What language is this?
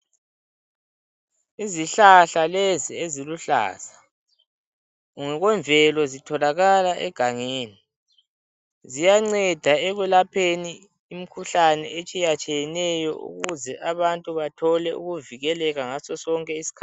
North Ndebele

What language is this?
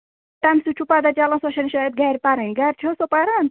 Kashmiri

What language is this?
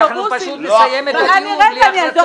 Hebrew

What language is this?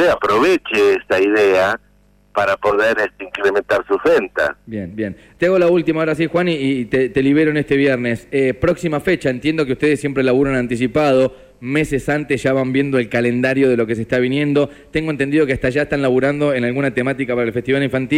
Spanish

